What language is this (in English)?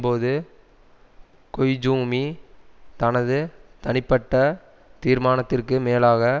Tamil